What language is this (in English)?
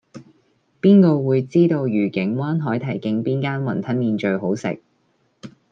Cantonese